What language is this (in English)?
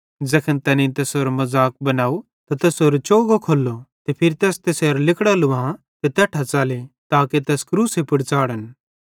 Bhadrawahi